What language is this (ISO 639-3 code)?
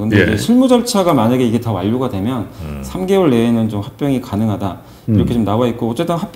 kor